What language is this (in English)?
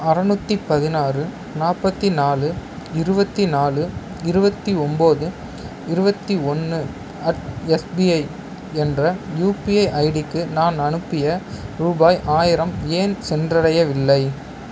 Tamil